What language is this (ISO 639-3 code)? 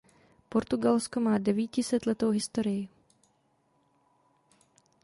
ces